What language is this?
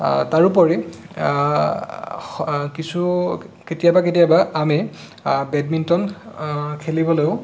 Assamese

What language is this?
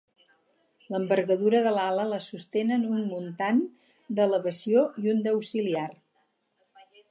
Catalan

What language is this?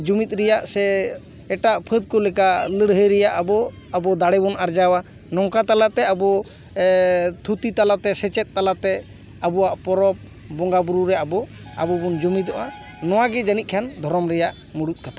Santali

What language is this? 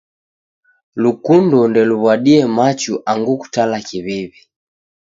Taita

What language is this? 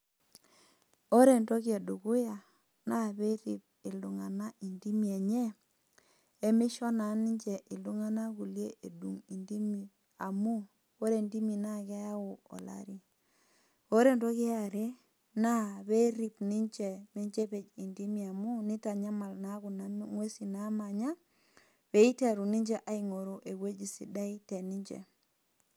Masai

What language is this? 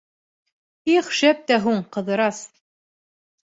Bashkir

